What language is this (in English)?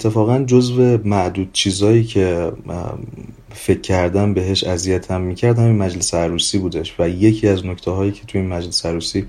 Persian